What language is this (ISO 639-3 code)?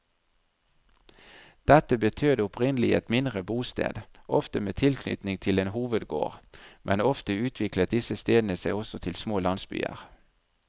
nor